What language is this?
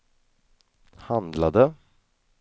Swedish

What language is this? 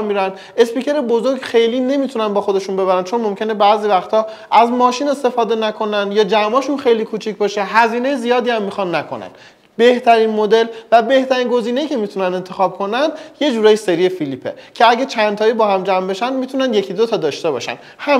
Persian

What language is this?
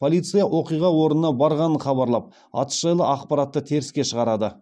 Kazakh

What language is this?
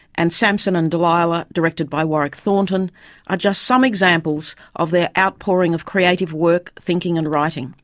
English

